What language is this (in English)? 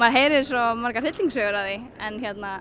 Icelandic